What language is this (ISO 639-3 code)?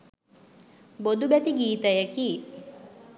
sin